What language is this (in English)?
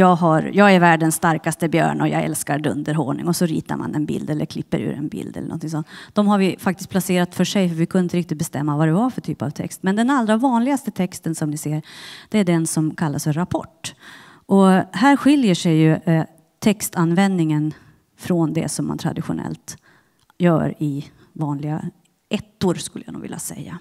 Swedish